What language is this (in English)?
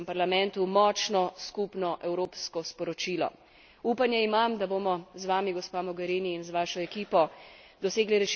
Slovenian